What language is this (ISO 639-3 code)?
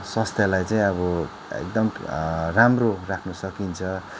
nep